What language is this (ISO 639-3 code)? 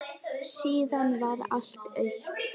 isl